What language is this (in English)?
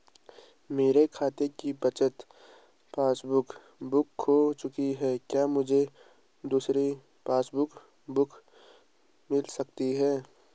Hindi